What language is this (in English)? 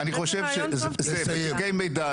Hebrew